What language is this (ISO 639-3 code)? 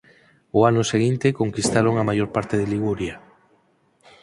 glg